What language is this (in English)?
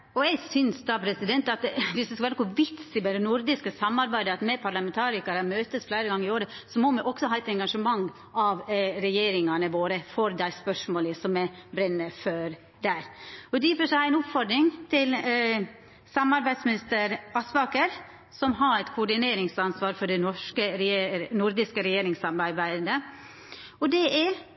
Norwegian Nynorsk